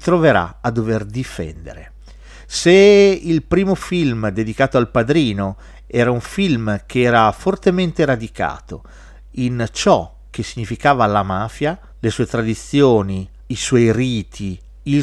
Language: Italian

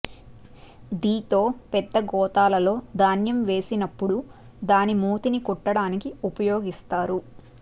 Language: Telugu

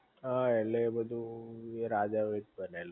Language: Gujarati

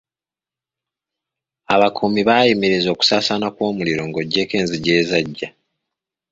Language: Ganda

